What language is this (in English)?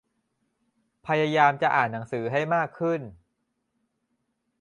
Thai